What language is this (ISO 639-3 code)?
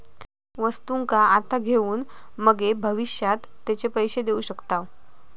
mar